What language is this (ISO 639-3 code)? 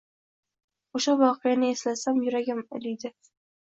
uzb